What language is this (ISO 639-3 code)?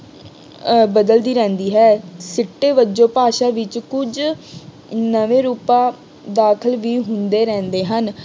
pan